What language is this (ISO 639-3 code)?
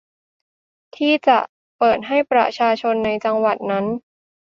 tha